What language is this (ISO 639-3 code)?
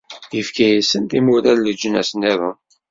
kab